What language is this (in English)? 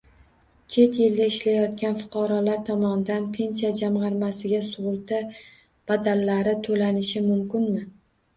Uzbek